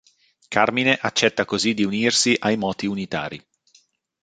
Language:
Italian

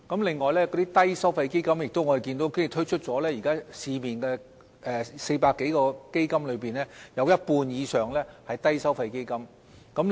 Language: Cantonese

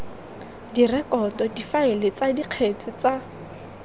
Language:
Tswana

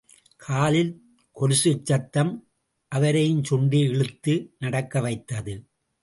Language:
Tamil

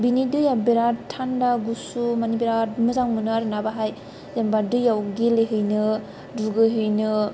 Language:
Bodo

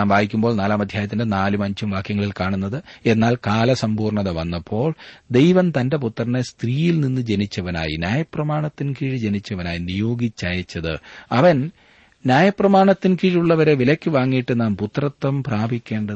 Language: Malayalam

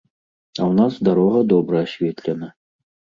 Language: Belarusian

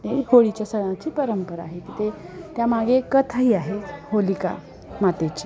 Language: Marathi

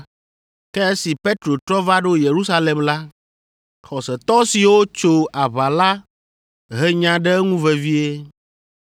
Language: Ewe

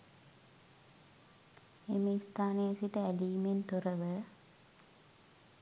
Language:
Sinhala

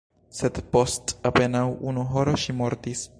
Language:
Esperanto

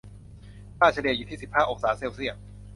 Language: Thai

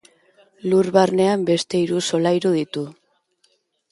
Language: Basque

